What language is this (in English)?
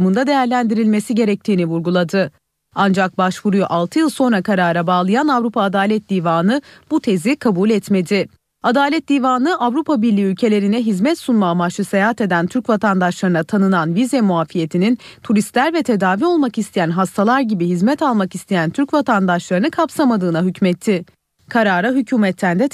Turkish